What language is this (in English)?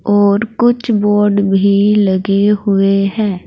Hindi